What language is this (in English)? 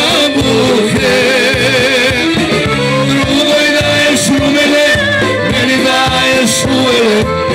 Romanian